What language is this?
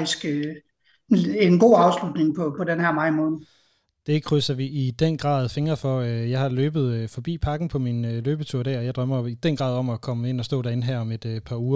Danish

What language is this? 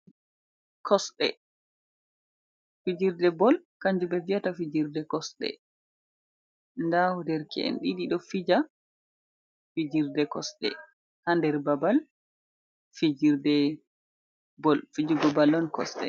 Fula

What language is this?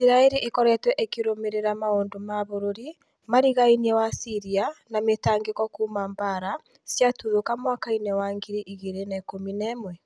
Kikuyu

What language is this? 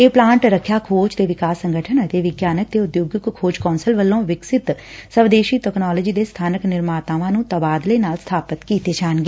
Punjabi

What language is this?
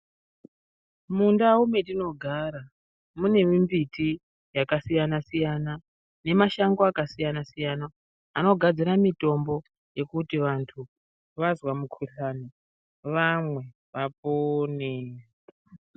Ndau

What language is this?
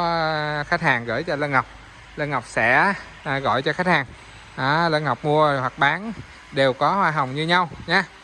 Vietnamese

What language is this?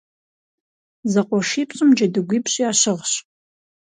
Kabardian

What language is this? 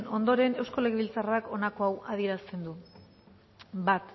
Basque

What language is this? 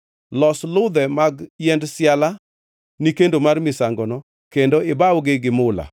Luo (Kenya and Tanzania)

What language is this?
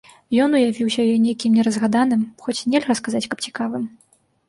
Belarusian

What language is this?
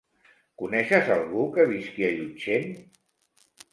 Catalan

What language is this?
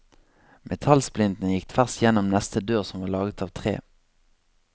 Norwegian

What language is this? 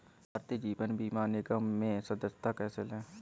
Hindi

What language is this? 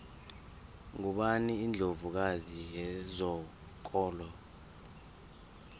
South Ndebele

